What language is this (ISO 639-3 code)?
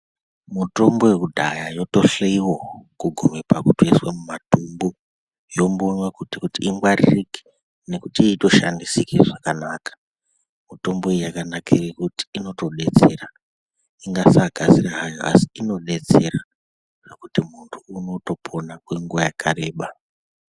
ndc